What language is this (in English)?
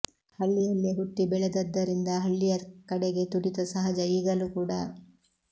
Kannada